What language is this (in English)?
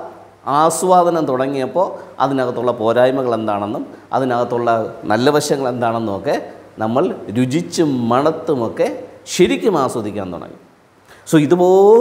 Malayalam